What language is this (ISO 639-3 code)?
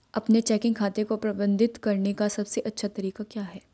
hin